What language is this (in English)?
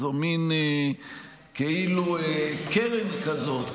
Hebrew